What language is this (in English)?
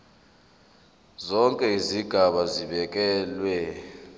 Zulu